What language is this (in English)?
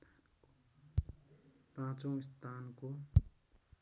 Nepali